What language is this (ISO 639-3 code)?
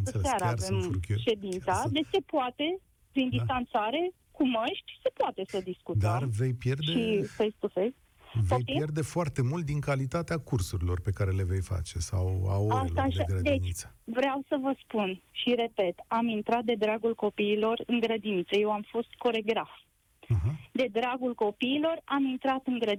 ron